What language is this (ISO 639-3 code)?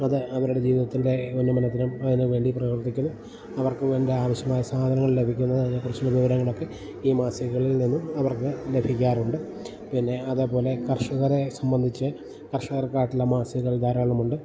mal